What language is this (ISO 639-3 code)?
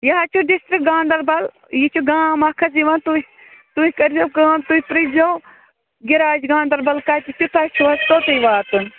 kas